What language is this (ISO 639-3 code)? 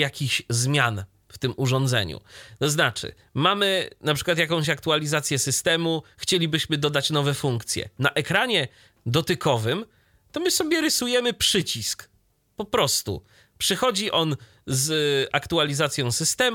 pol